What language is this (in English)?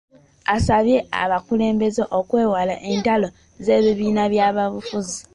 Ganda